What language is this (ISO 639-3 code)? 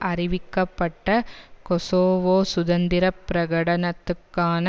tam